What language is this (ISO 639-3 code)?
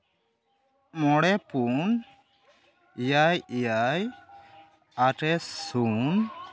sat